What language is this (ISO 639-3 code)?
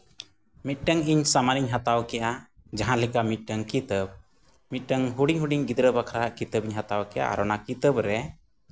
sat